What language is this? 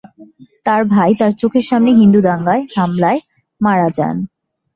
Bangla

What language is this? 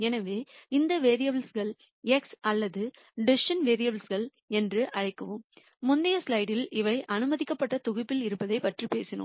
Tamil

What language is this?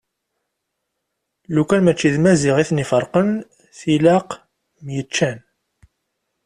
Kabyle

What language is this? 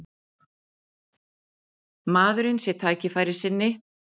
Icelandic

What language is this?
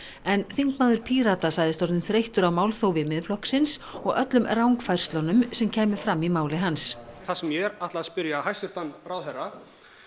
Icelandic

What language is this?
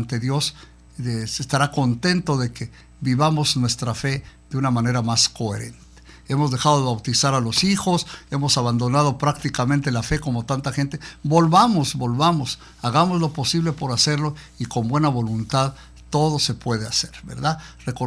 Spanish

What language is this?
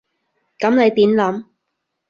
Cantonese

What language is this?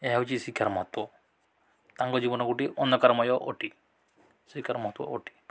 Odia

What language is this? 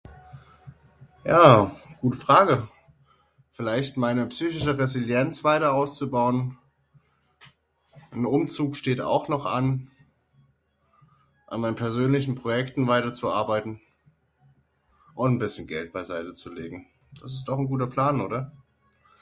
German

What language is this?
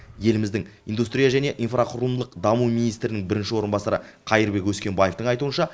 Kazakh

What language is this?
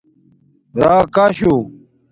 Domaaki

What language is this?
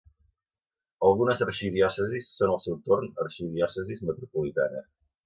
Catalan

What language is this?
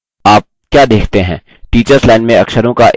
Hindi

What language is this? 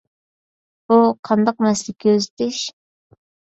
Uyghur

